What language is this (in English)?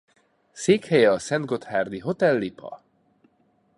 Hungarian